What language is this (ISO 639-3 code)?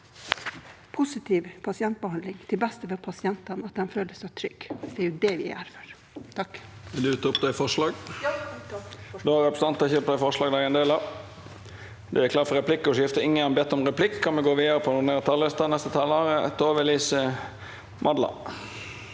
nor